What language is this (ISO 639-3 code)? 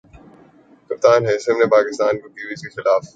urd